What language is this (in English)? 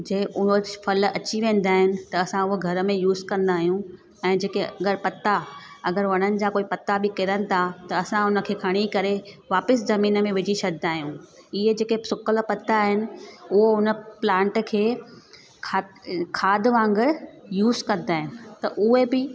Sindhi